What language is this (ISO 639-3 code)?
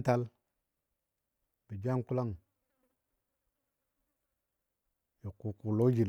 dbd